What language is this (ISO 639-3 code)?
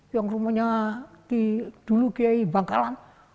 ind